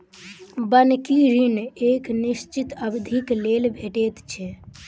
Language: Maithili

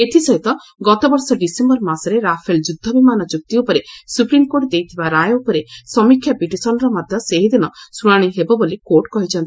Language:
Odia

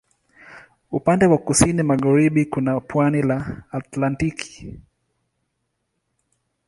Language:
Swahili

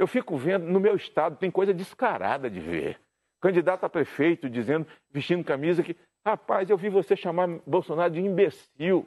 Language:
Portuguese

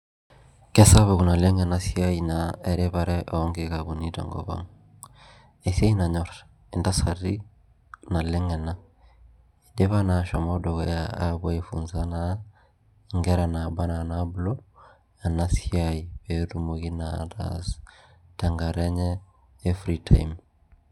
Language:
Masai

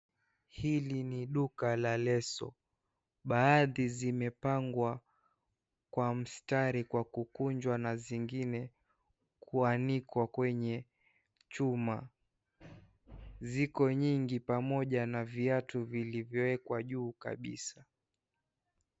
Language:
Swahili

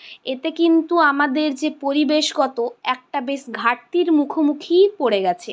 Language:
Bangla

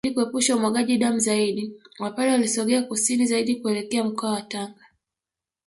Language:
Swahili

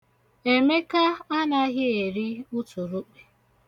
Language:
Igbo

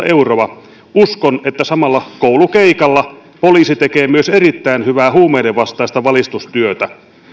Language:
Finnish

